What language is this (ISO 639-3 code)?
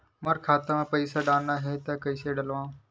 hne